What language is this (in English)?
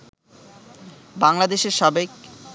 Bangla